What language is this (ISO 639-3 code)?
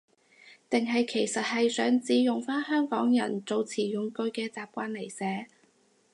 yue